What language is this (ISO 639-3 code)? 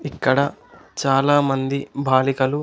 tel